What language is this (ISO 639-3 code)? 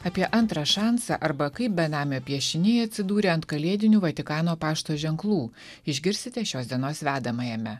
lit